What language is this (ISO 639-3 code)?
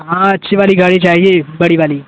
urd